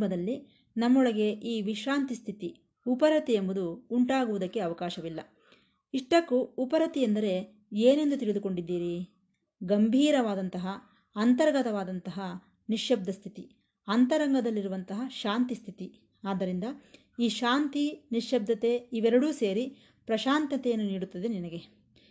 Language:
Kannada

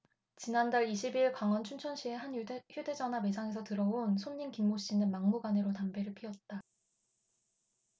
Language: Korean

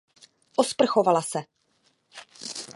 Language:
Czech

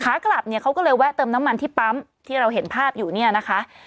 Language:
Thai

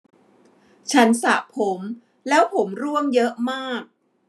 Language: Thai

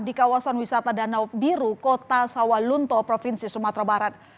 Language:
Indonesian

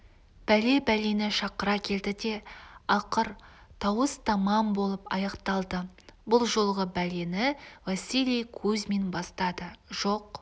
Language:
Kazakh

